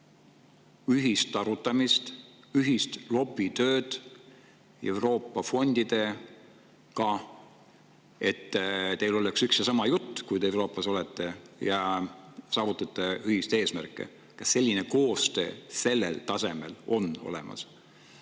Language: Estonian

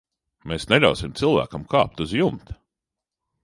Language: Latvian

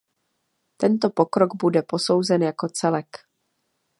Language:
Czech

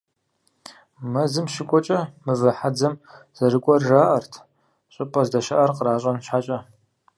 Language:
Kabardian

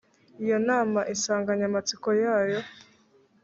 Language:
Kinyarwanda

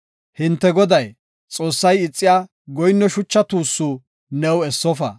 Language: Gofa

